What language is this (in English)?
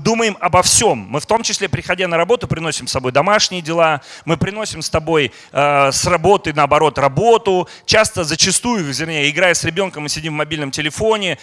Russian